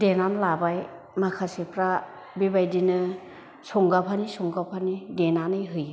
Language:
Bodo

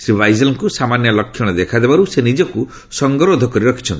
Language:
Odia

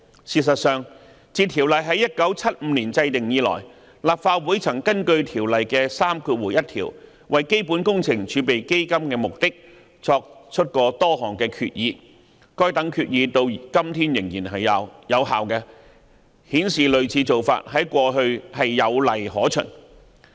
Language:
Cantonese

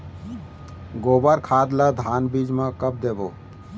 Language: Chhattisgarhi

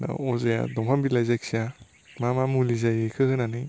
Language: Bodo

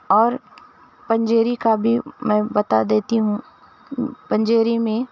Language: Urdu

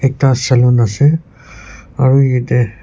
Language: Naga Pidgin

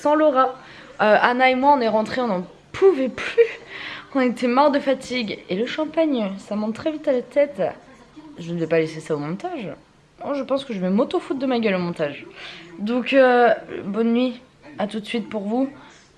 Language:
French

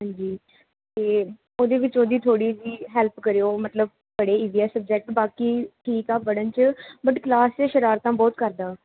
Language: Punjabi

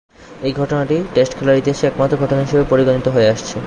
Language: Bangla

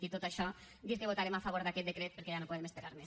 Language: Catalan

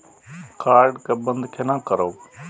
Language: Maithili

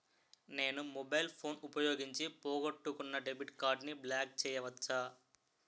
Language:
Telugu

